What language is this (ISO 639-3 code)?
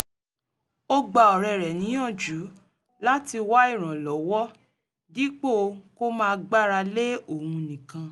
yor